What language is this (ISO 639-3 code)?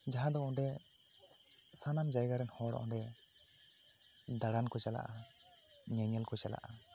sat